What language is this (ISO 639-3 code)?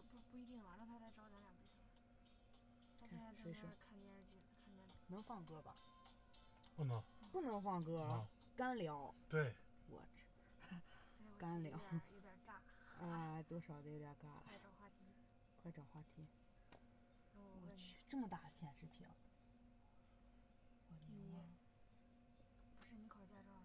zho